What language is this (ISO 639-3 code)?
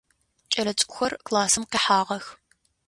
ady